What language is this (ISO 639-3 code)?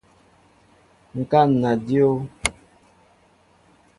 mbo